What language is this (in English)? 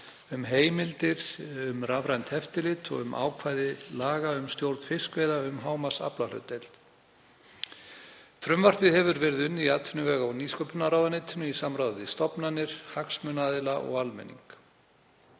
Icelandic